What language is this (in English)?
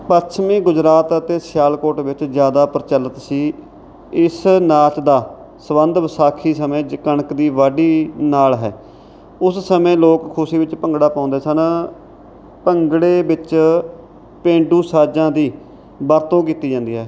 Punjabi